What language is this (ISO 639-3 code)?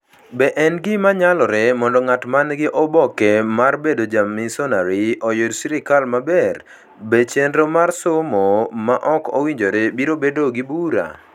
luo